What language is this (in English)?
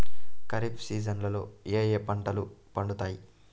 Telugu